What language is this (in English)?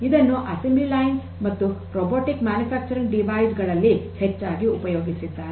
Kannada